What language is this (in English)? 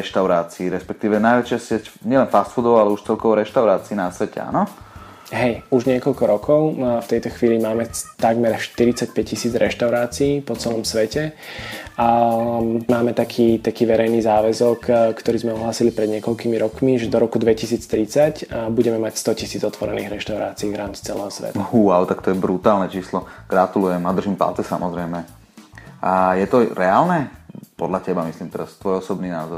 Slovak